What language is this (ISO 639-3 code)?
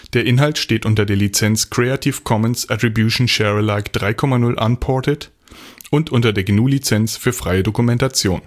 deu